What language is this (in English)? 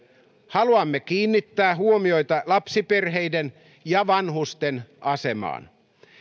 Finnish